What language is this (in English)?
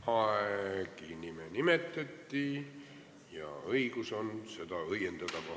Estonian